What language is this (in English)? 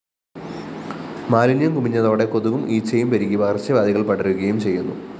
Malayalam